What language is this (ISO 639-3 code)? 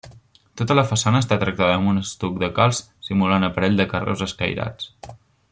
cat